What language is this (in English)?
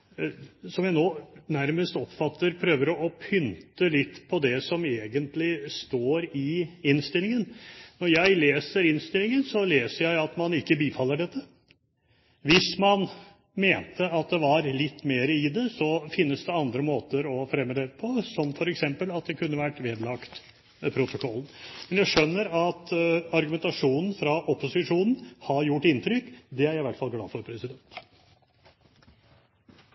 Norwegian Bokmål